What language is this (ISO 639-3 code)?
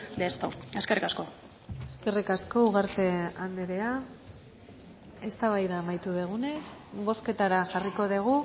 eus